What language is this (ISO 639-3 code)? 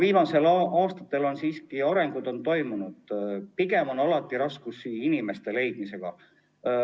est